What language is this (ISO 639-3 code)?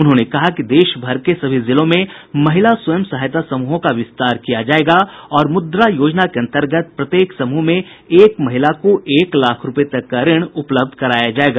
hin